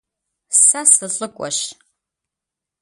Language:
Kabardian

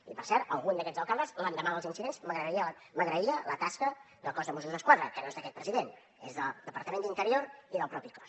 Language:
Catalan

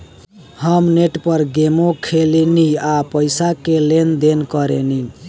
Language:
Bhojpuri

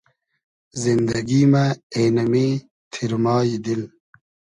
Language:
Hazaragi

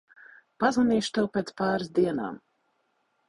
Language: Latvian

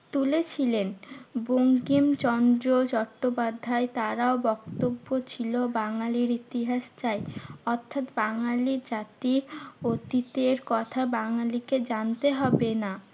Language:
Bangla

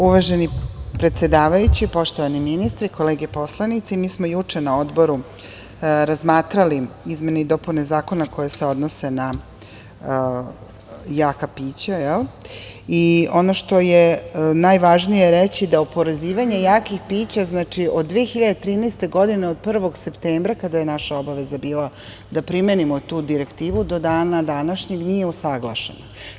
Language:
Serbian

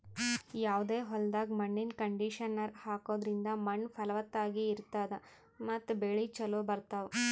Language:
Kannada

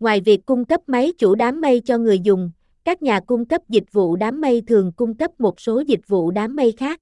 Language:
Vietnamese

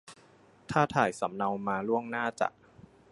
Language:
Thai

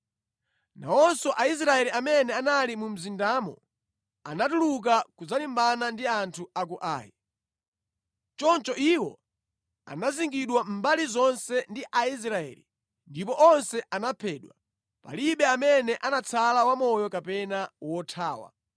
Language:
Nyanja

